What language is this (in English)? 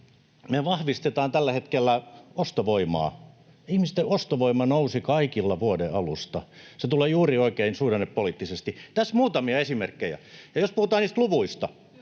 Finnish